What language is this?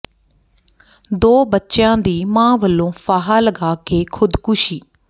Punjabi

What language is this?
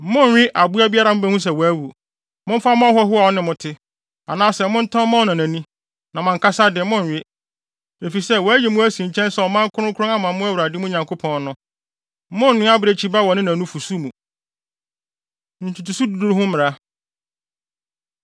Akan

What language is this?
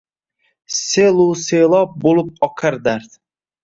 Uzbek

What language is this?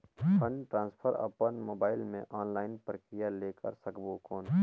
Chhattisgarhi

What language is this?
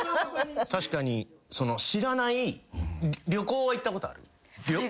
Japanese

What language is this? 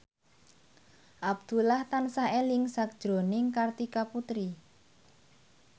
Javanese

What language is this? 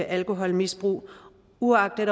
Danish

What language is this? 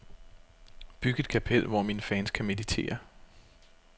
Danish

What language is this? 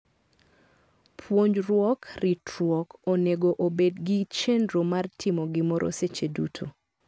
Luo (Kenya and Tanzania)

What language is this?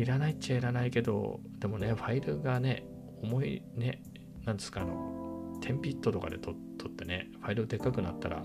Japanese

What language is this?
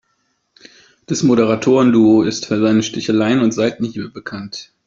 German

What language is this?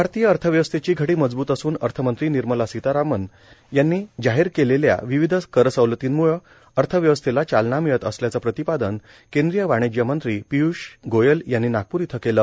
Marathi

